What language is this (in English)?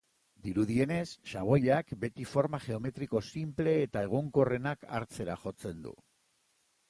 Basque